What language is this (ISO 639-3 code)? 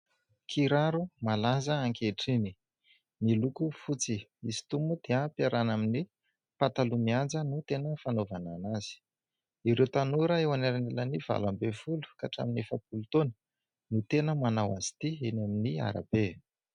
mlg